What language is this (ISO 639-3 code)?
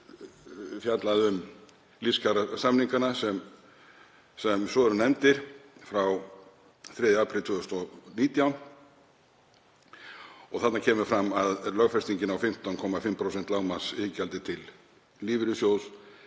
isl